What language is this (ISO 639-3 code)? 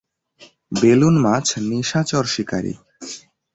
ben